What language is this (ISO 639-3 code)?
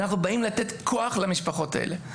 heb